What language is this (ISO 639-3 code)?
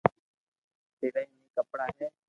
lrk